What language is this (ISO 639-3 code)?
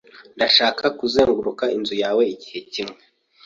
kin